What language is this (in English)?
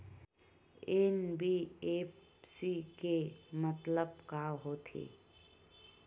Chhattisgarhi